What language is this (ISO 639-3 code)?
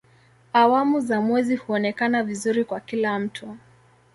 swa